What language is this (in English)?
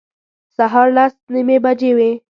Pashto